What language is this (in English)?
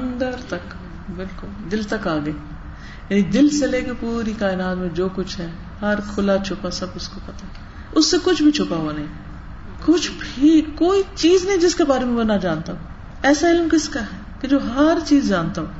Urdu